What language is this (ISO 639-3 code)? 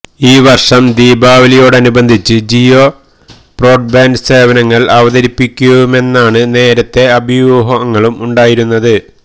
mal